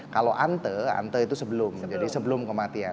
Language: Indonesian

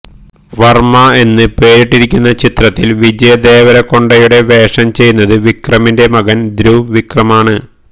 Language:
Malayalam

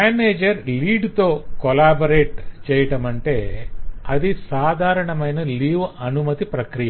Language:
Telugu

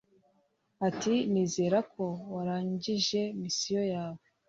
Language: Kinyarwanda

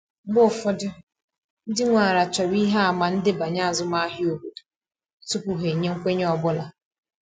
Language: Igbo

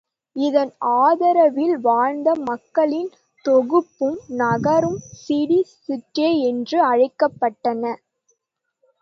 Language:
Tamil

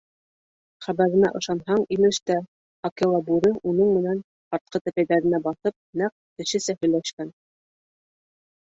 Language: Bashkir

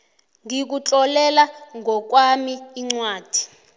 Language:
South Ndebele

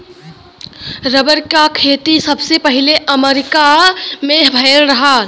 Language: Bhojpuri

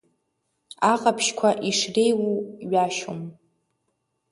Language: Abkhazian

